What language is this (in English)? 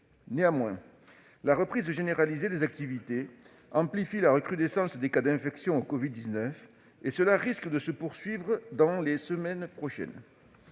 French